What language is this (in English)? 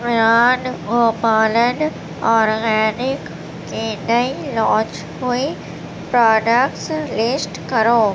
Urdu